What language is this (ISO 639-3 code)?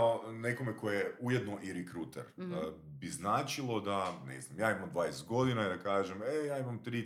hrv